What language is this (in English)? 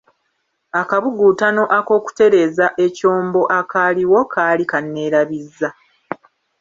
Ganda